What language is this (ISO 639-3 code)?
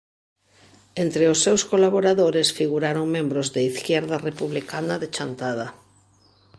glg